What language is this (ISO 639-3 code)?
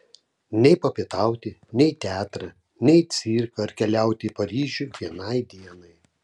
lit